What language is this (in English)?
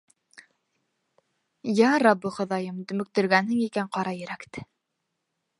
Bashkir